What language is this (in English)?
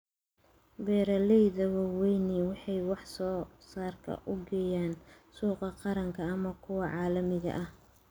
Somali